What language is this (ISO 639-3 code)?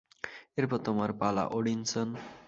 ben